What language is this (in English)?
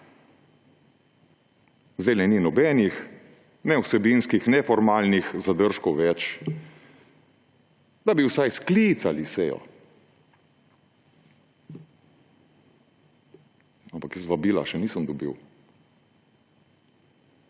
Slovenian